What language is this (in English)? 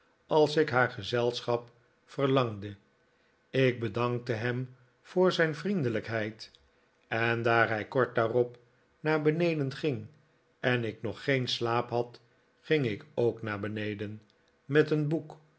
Dutch